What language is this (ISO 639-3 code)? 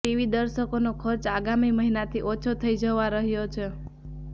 guj